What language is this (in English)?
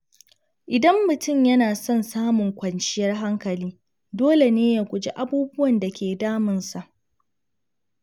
Hausa